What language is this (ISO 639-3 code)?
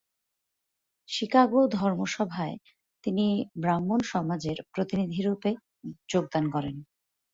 ben